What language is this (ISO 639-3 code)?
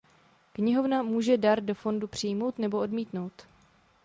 ces